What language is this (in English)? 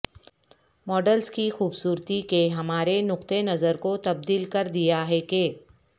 Urdu